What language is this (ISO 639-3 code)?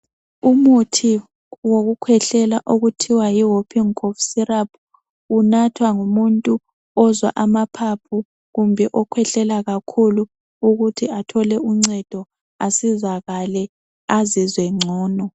nde